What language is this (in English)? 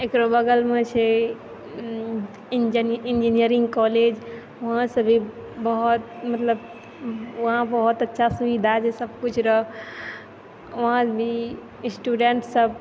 Maithili